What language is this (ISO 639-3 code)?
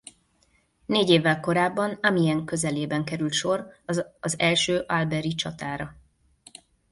hun